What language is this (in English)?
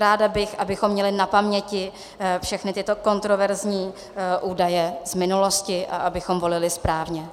Czech